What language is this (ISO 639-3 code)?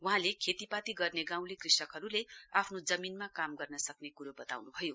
nep